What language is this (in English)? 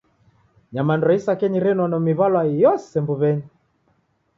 Taita